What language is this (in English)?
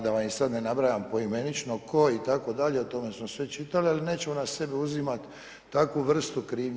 Croatian